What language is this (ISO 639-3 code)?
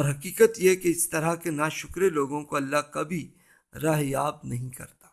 urd